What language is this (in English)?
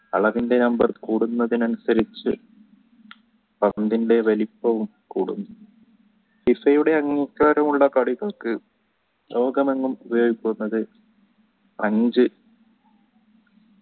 Malayalam